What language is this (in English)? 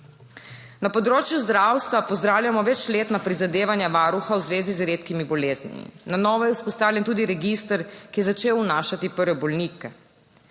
Slovenian